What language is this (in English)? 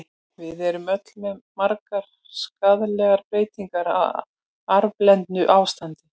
Icelandic